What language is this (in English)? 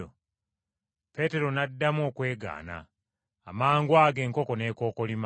Ganda